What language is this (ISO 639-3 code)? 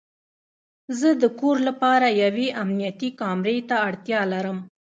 pus